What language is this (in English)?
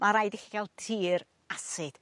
Welsh